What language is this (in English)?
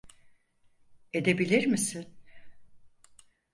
Turkish